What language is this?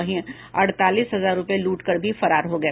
Hindi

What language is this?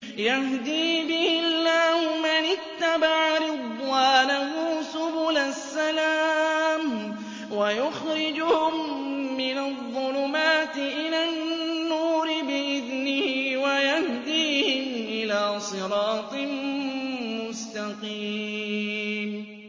Arabic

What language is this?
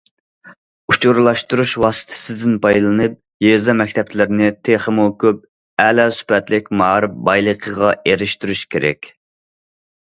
Uyghur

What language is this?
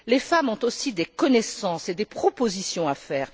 French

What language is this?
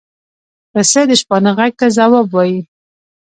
Pashto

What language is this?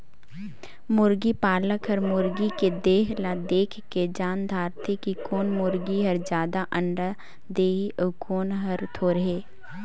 Chhattisgarhi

